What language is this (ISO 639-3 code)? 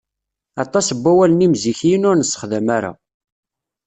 kab